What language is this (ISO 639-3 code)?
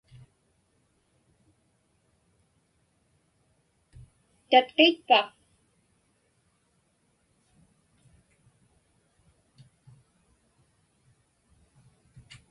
ipk